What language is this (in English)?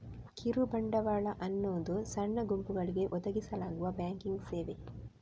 Kannada